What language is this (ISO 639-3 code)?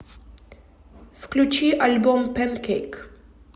rus